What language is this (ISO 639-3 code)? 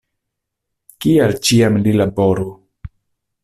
epo